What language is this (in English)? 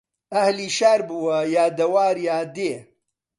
Central Kurdish